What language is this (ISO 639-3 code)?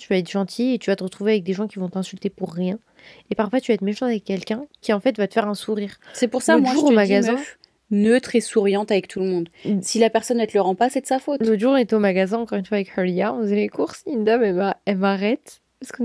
fra